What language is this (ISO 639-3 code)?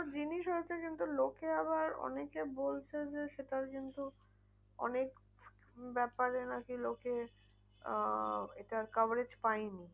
ben